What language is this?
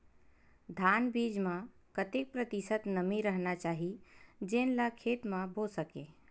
Chhattisgarhi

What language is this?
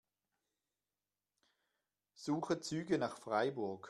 German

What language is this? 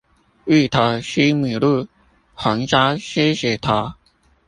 Chinese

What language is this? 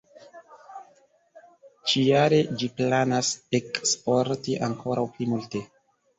Esperanto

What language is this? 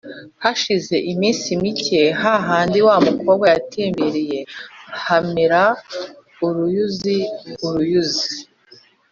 Kinyarwanda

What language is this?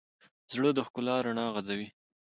Pashto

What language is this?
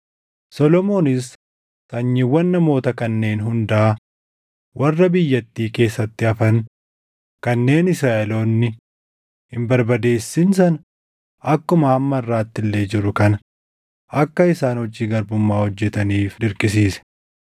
Oromo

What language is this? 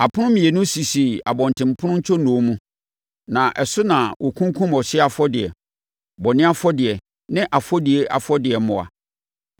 Akan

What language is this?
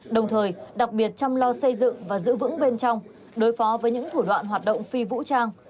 Vietnamese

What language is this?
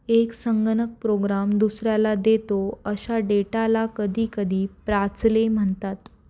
Marathi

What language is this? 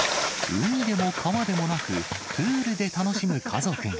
Japanese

